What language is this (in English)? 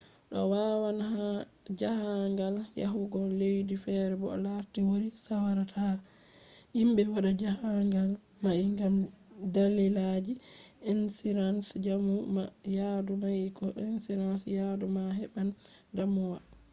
Fula